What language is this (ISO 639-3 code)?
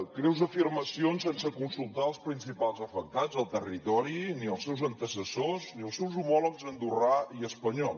cat